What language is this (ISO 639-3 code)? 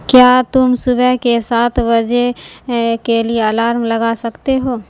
urd